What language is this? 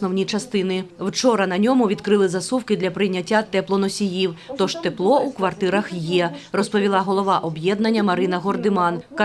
Ukrainian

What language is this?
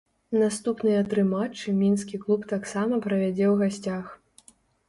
Belarusian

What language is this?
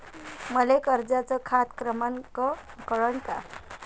Marathi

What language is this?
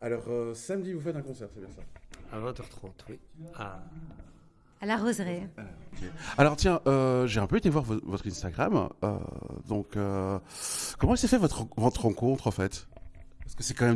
French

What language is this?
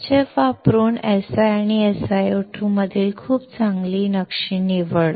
Marathi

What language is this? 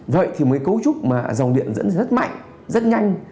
Vietnamese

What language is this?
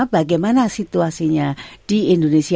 Indonesian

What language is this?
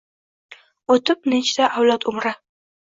Uzbek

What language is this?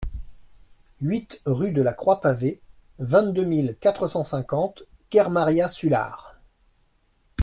French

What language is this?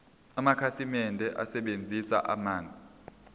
Zulu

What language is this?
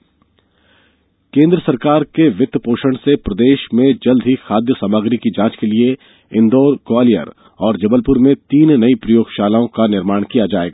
Hindi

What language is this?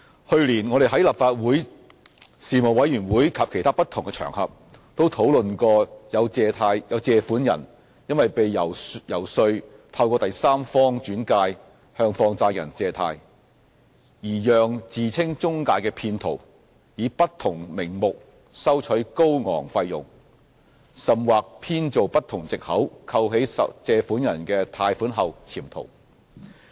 Cantonese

